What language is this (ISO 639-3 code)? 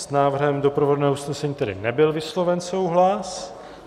ces